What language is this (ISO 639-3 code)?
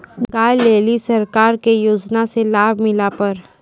mai